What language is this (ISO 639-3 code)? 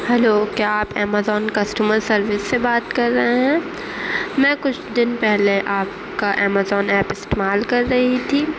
urd